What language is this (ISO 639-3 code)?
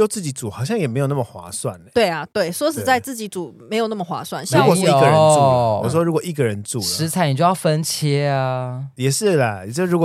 zho